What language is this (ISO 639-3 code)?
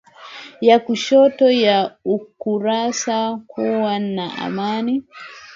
swa